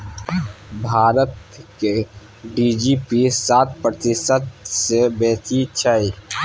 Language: Maithili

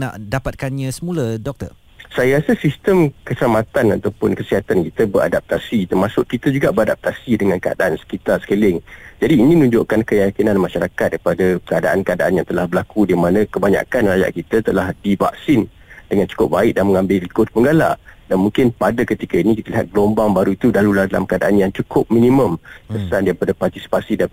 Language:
Malay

